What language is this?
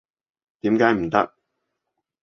Cantonese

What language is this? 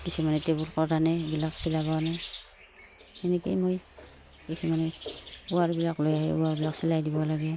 Assamese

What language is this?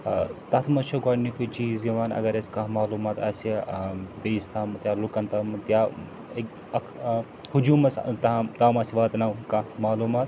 Kashmiri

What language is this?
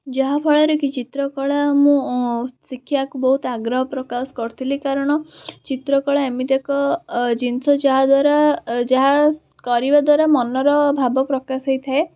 Odia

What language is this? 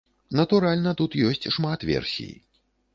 Belarusian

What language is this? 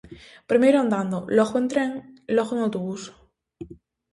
Galician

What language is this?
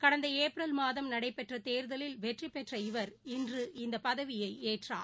Tamil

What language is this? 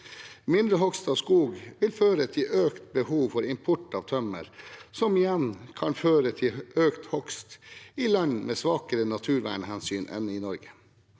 Norwegian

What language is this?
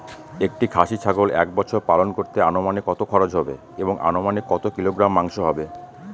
Bangla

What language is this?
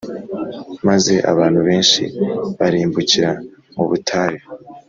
Kinyarwanda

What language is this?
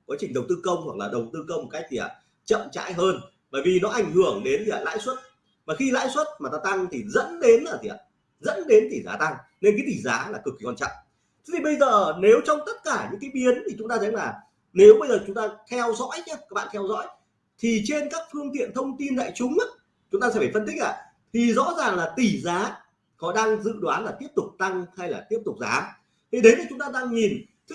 Vietnamese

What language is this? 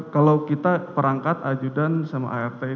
Indonesian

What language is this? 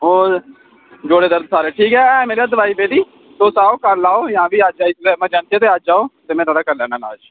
Dogri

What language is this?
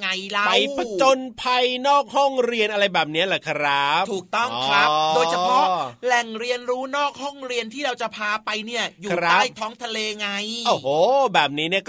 Thai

